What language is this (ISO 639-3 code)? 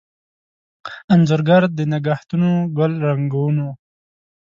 pus